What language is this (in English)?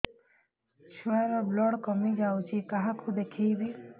Odia